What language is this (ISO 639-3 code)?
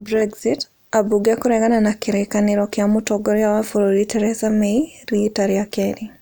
kik